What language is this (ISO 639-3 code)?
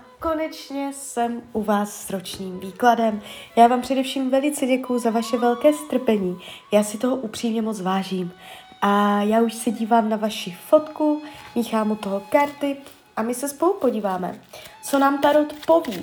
ces